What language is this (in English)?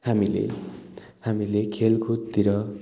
Nepali